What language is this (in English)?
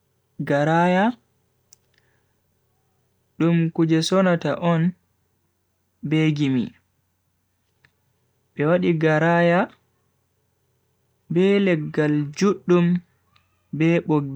Bagirmi Fulfulde